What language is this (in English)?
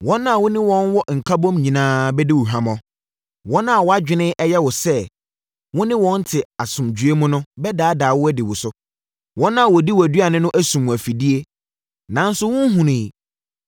Akan